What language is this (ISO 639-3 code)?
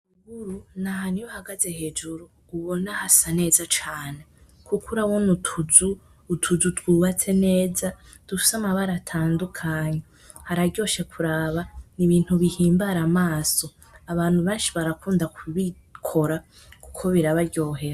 run